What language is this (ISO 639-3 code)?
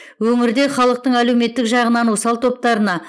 kaz